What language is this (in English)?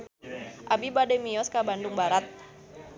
Sundanese